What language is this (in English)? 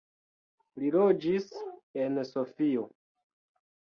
Esperanto